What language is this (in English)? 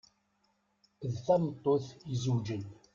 Kabyle